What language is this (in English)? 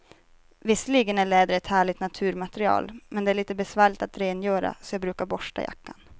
Swedish